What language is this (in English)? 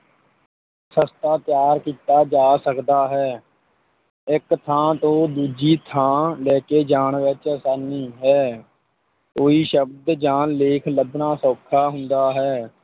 Punjabi